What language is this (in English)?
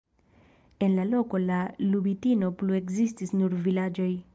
Esperanto